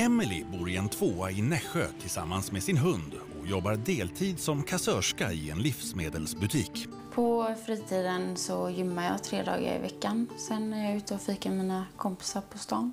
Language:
Swedish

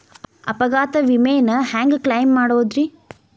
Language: Kannada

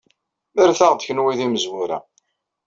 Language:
Kabyle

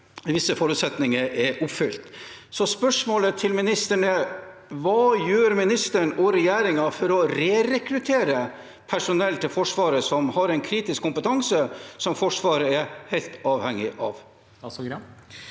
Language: Norwegian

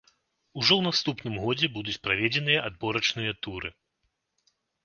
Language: Belarusian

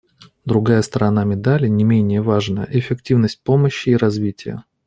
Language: Russian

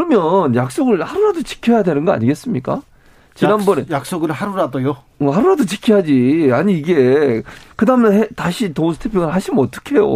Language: Korean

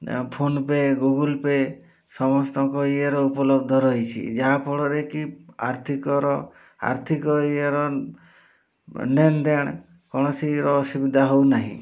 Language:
Odia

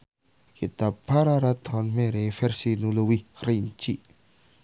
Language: Sundanese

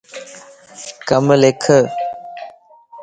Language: Lasi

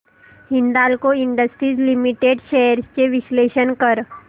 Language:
Marathi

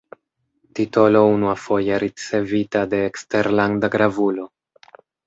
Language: Esperanto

